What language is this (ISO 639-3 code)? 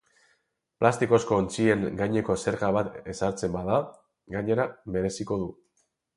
eus